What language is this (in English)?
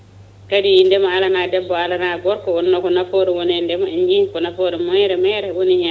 Fula